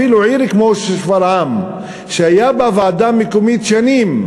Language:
Hebrew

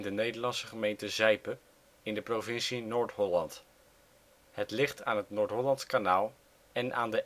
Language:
Dutch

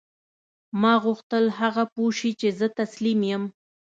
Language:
Pashto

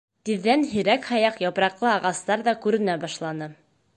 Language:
Bashkir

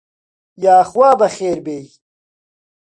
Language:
Central Kurdish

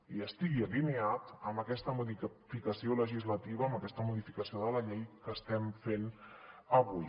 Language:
Catalan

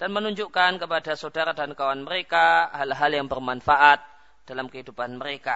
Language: Malay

